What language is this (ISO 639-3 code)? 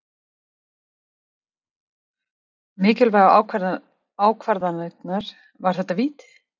isl